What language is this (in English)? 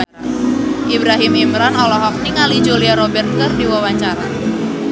Sundanese